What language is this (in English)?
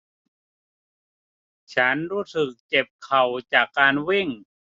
Thai